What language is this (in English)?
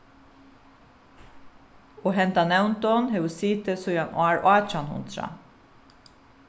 Faroese